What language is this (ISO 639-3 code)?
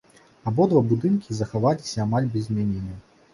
bel